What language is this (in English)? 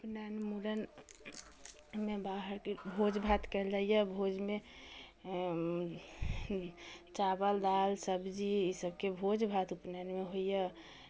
Maithili